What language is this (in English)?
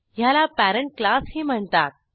Marathi